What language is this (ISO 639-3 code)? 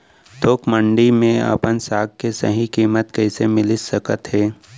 hne